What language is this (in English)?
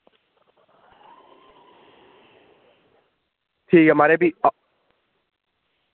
Dogri